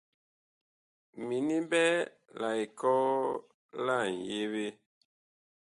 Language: Bakoko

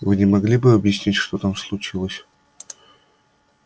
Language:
Russian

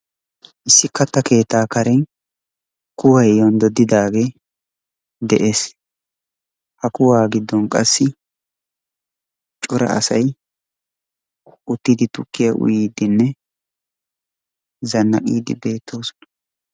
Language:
Wolaytta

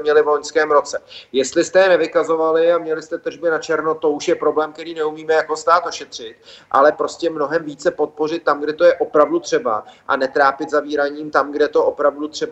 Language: Czech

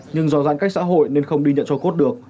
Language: Vietnamese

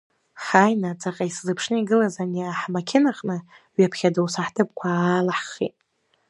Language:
Abkhazian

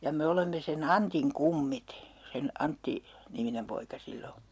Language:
Finnish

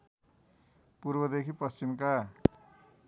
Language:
Nepali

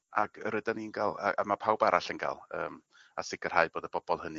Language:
Welsh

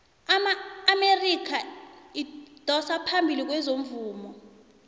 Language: South Ndebele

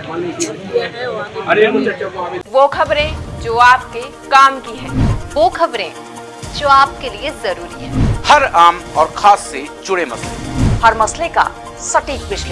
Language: Hindi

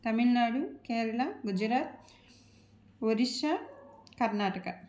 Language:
Telugu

